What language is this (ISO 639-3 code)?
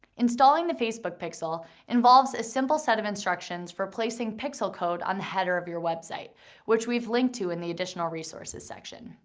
eng